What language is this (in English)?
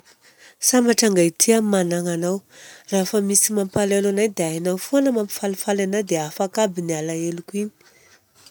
Southern Betsimisaraka Malagasy